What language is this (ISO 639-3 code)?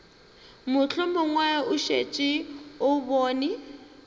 nso